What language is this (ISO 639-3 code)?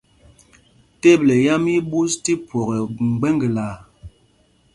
mgg